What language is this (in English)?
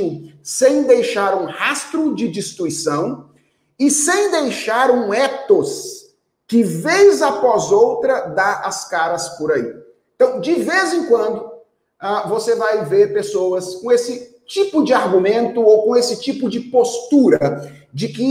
Portuguese